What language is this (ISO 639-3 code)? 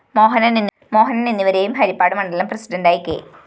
mal